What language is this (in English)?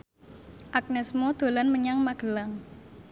Javanese